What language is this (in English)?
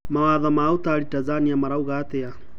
Kikuyu